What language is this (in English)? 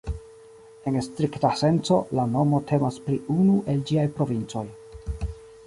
Esperanto